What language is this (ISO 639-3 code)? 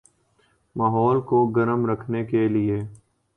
urd